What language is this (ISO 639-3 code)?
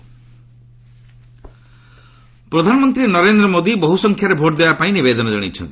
ori